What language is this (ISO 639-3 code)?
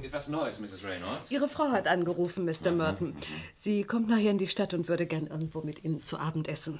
deu